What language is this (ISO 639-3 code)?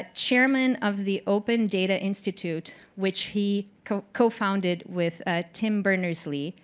eng